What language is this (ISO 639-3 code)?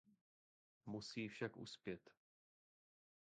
ces